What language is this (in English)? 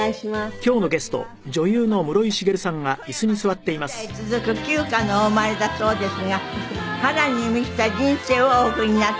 Japanese